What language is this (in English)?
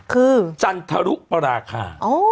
Thai